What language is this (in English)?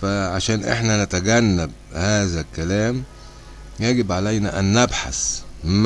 Arabic